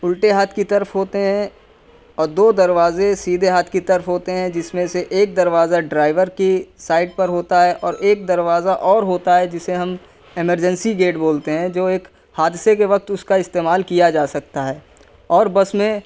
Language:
Urdu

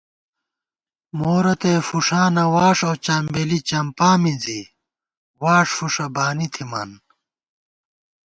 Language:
Gawar-Bati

